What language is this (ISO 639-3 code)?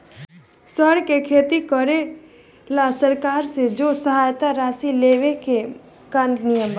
bho